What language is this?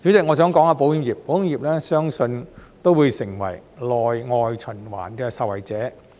Cantonese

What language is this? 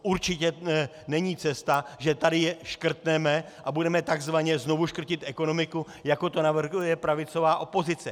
Czech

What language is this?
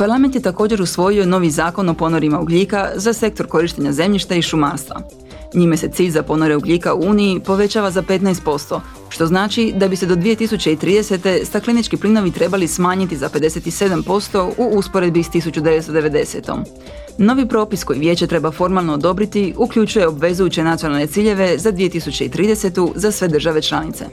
Croatian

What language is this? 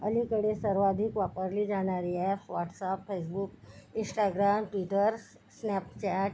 Marathi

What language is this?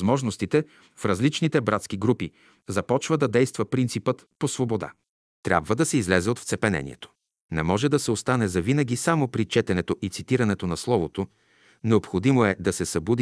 Bulgarian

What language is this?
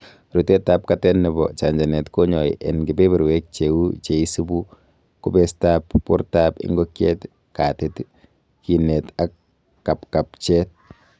Kalenjin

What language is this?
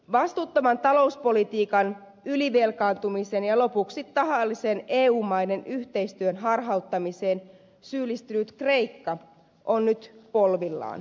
Finnish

